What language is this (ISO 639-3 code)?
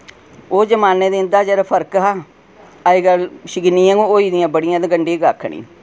doi